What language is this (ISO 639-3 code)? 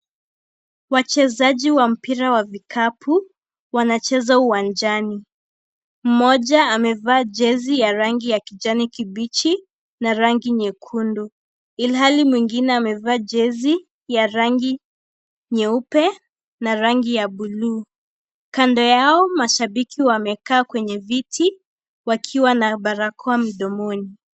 swa